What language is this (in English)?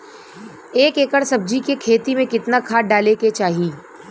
Bhojpuri